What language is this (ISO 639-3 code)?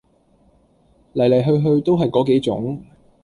yue